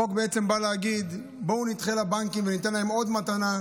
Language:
Hebrew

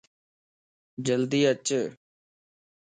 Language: Lasi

